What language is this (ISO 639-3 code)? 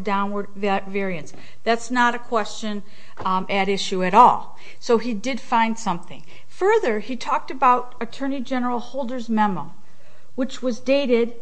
eng